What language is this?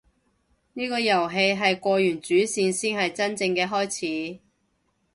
Cantonese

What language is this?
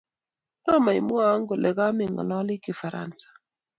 Kalenjin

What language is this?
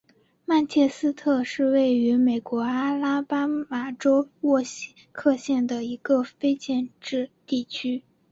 Chinese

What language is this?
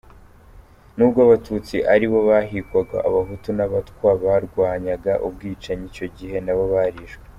Kinyarwanda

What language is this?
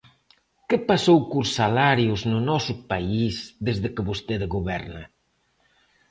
Galician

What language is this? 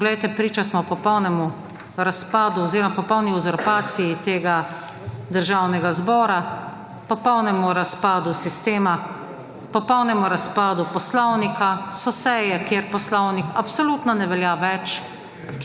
Slovenian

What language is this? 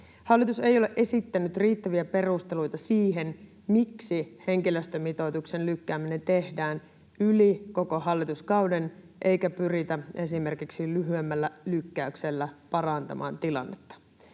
Finnish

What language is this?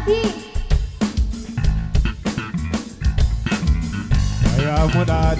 Indonesian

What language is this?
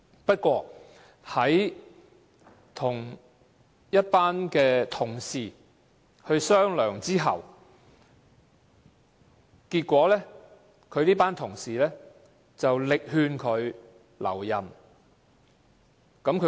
Cantonese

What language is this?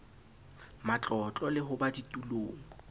Southern Sotho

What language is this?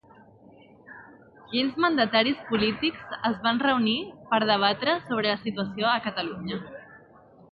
Catalan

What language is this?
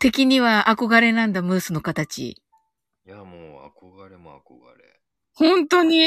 Japanese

